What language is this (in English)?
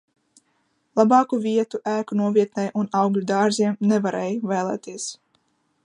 Latvian